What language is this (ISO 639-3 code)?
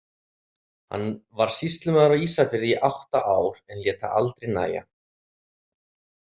isl